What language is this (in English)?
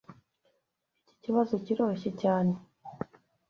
Kinyarwanda